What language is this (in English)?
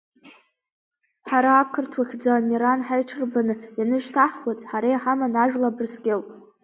Abkhazian